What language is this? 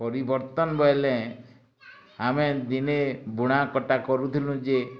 Odia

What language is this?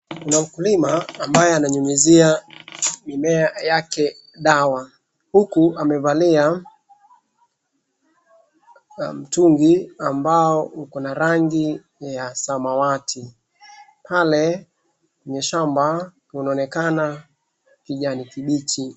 Swahili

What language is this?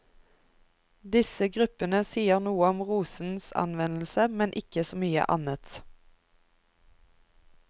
Norwegian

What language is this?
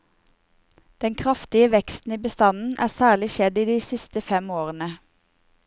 Norwegian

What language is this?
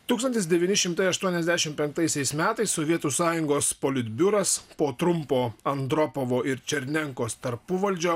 Lithuanian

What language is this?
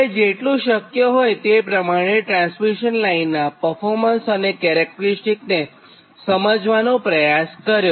Gujarati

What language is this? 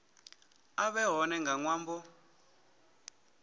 Venda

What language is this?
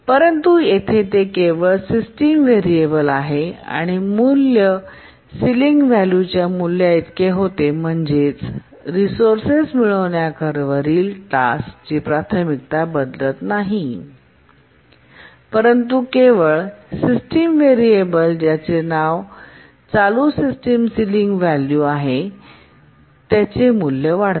Marathi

